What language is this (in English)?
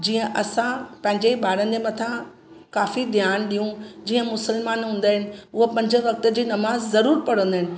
Sindhi